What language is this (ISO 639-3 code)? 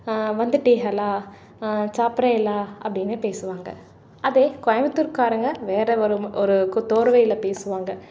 tam